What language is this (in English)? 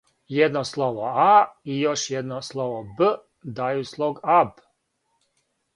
Serbian